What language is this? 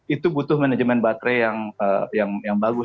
Indonesian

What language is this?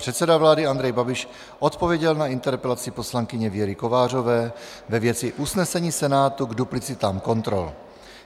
Czech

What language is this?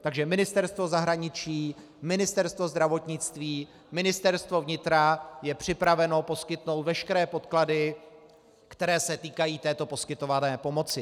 Czech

